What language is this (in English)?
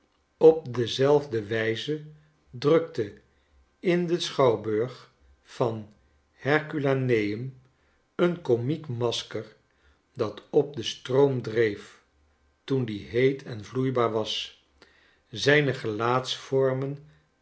Dutch